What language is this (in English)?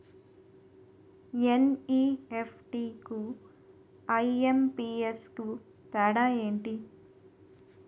Telugu